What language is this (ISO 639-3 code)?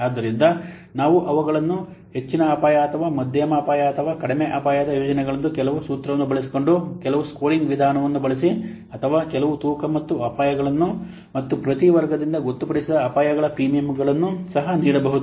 kan